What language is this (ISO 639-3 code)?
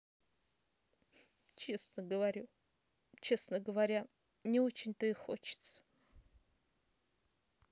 rus